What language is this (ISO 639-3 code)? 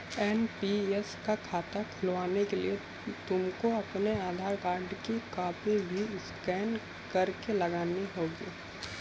hin